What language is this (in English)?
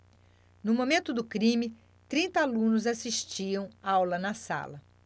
Portuguese